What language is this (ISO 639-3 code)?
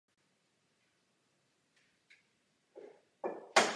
ces